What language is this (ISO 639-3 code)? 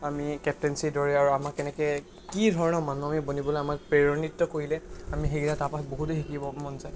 asm